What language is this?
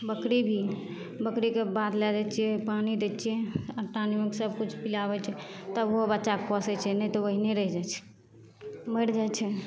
Maithili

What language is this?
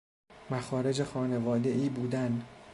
Persian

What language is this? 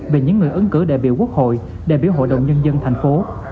Vietnamese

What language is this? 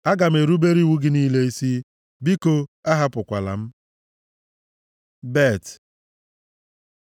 Igbo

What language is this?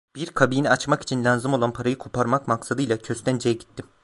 Turkish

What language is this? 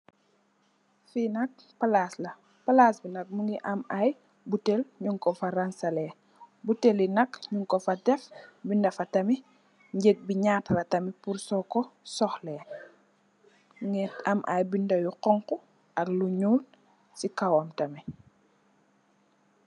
Wolof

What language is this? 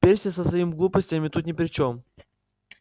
Russian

